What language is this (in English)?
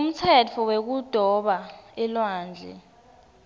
Swati